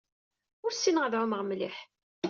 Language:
Kabyle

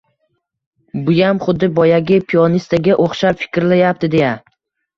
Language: Uzbek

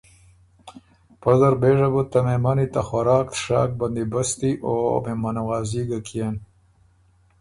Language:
Ormuri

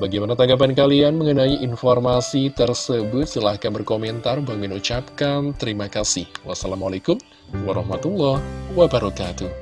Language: Indonesian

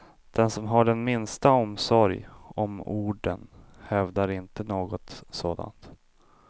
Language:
Swedish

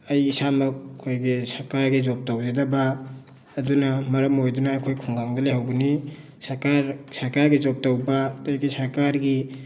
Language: Manipuri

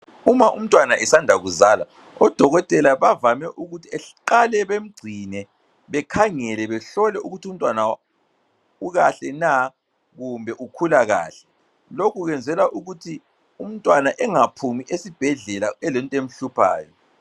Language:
North Ndebele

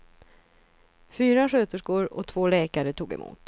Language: Swedish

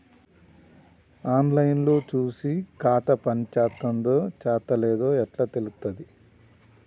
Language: Telugu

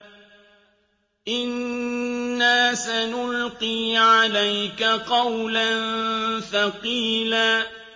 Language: Arabic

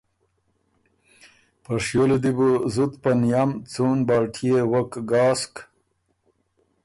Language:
Ormuri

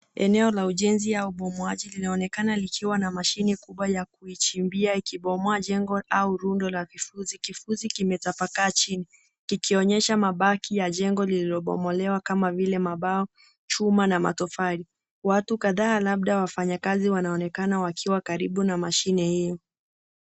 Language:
Swahili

